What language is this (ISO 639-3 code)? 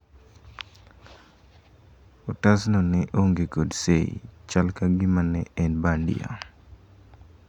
luo